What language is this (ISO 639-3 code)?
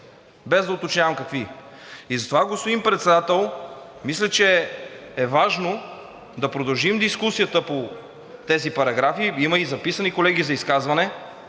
bul